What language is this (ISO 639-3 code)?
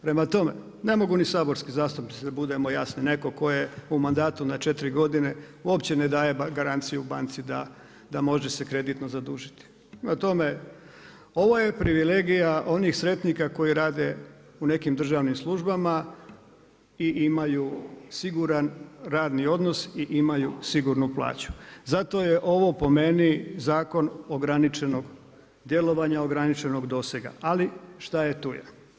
hrv